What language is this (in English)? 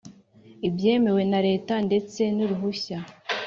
Kinyarwanda